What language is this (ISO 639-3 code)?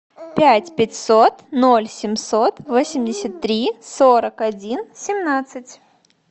rus